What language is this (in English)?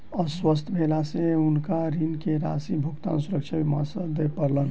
Maithili